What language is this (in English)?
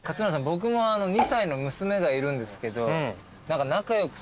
Japanese